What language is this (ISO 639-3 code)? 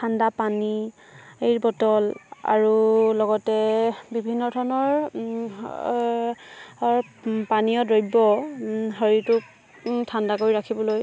asm